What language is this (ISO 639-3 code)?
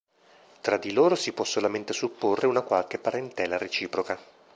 ita